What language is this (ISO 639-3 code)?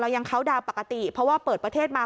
tha